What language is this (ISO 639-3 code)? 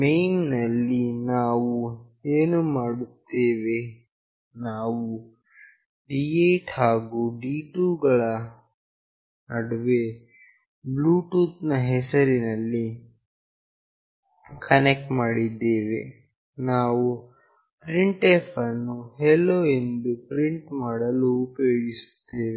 kan